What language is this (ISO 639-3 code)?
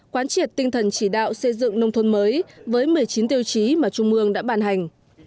vie